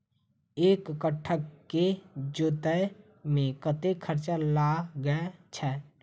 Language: Maithili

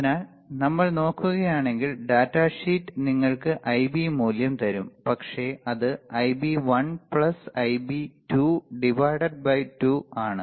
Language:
Malayalam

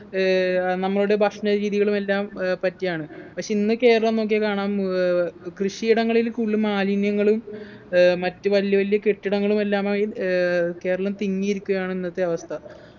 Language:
Malayalam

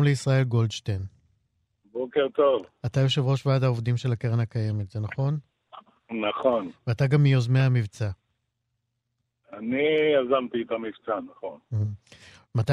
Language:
Hebrew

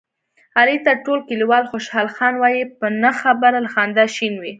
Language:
Pashto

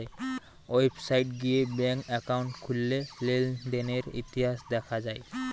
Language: Bangla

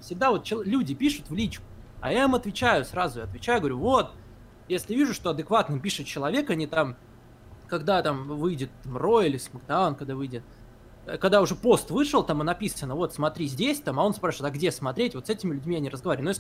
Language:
Russian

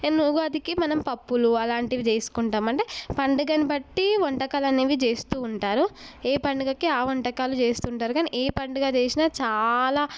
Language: Telugu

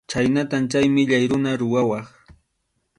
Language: Arequipa-La Unión Quechua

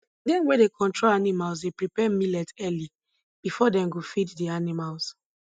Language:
Nigerian Pidgin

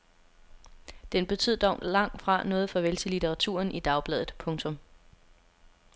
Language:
Danish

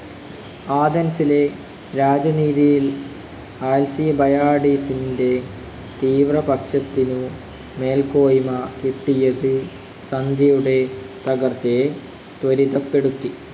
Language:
Malayalam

